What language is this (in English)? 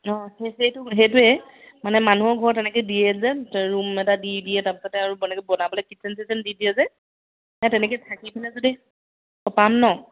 Assamese